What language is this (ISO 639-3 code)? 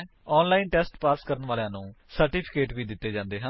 pan